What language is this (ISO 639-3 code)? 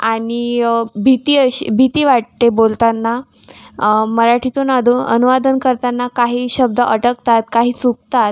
mar